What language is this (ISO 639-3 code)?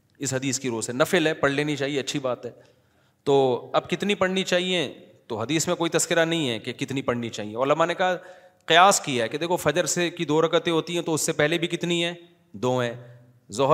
urd